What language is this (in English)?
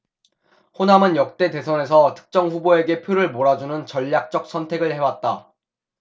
Korean